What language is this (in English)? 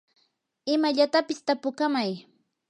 Yanahuanca Pasco Quechua